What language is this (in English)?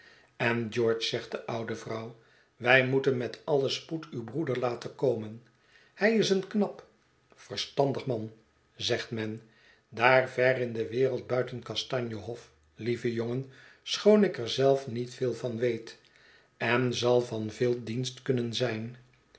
Dutch